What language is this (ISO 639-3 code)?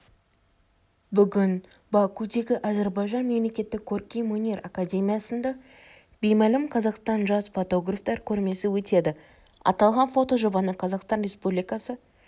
kaz